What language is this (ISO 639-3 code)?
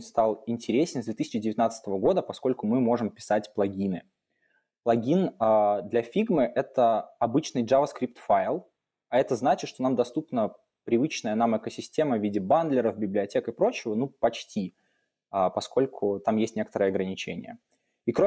rus